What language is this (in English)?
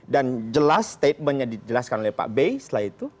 Indonesian